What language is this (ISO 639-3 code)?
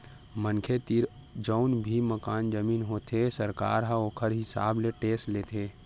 hne